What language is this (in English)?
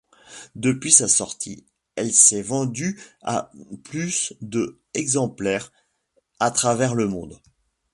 French